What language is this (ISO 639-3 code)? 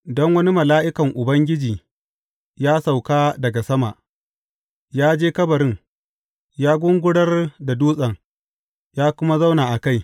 hau